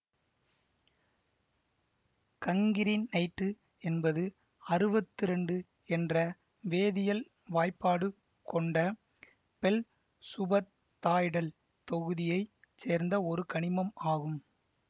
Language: Tamil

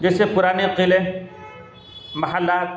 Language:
Urdu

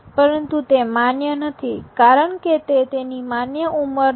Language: Gujarati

